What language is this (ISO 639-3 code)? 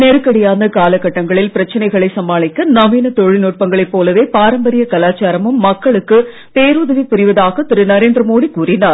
tam